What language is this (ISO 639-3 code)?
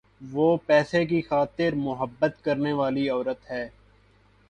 urd